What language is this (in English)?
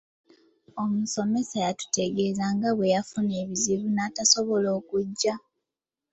Ganda